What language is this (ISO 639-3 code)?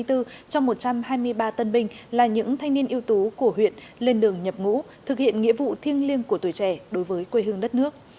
vie